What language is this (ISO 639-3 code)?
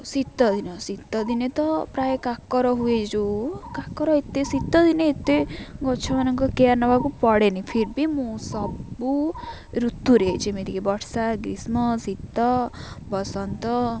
ori